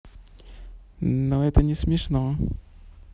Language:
Russian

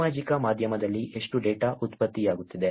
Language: Kannada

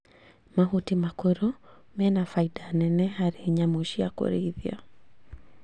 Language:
Kikuyu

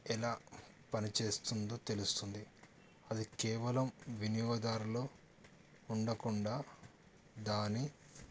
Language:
Telugu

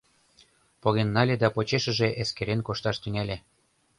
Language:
Mari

